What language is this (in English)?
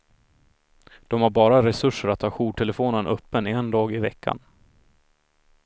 Swedish